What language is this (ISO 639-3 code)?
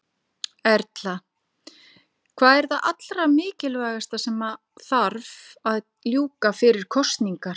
isl